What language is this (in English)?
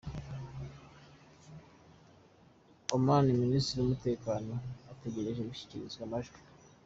Kinyarwanda